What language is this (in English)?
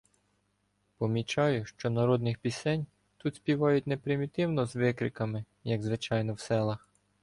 Ukrainian